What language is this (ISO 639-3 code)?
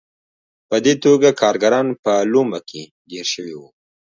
pus